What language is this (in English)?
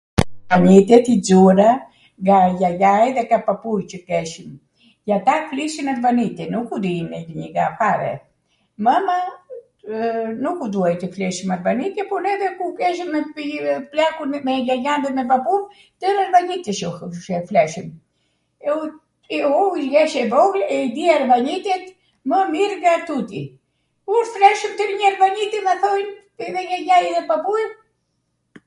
Arvanitika Albanian